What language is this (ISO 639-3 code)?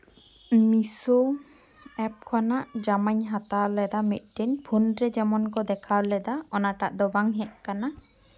sat